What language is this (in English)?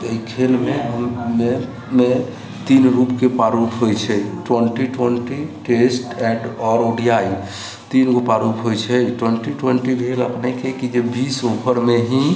Maithili